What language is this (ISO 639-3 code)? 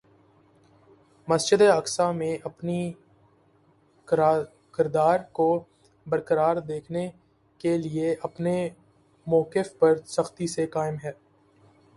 urd